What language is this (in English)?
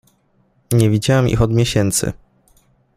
Polish